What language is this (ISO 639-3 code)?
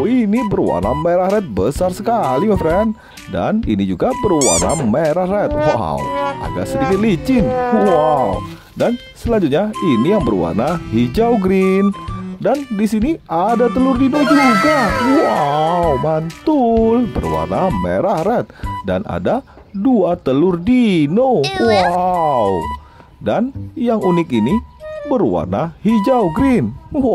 ind